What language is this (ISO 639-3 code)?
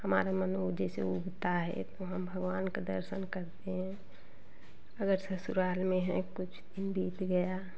hin